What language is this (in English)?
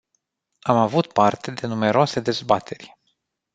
Romanian